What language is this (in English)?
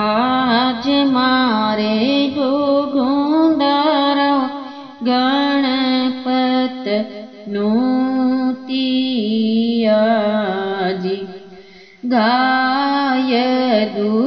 Hindi